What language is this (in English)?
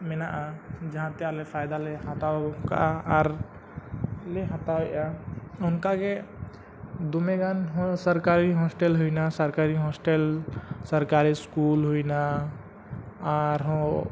Santali